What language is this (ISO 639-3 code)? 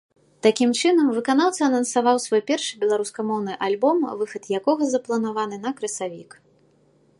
bel